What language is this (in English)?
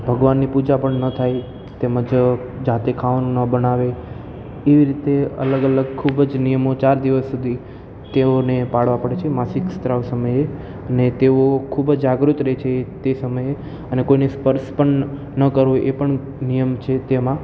Gujarati